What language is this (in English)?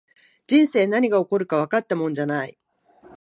Japanese